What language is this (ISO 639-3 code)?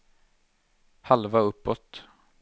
swe